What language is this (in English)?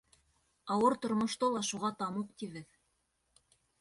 Bashkir